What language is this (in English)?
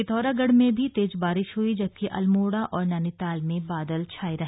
Hindi